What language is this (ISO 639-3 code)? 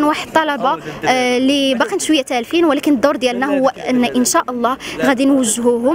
ara